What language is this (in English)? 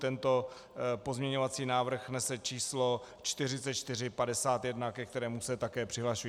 Czech